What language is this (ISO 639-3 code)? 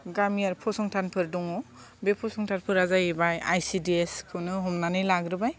brx